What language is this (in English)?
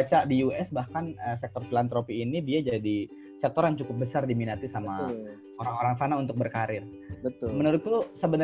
Indonesian